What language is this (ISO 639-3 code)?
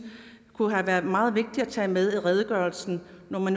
dan